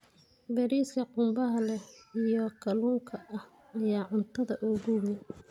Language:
Somali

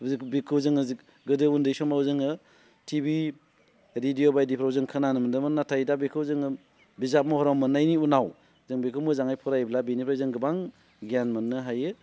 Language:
Bodo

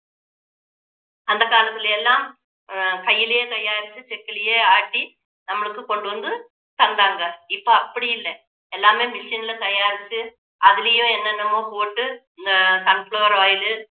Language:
Tamil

